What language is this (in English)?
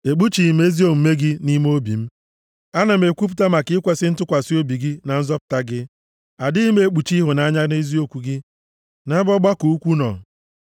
Igbo